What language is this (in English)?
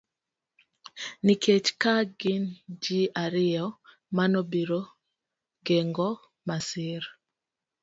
Luo (Kenya and Tanzania)